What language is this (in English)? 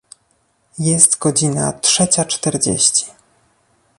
Polish